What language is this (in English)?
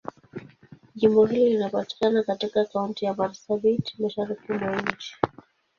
Swahili